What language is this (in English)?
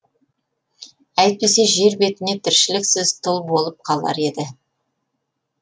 Kazakh